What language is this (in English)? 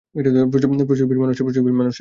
Bangla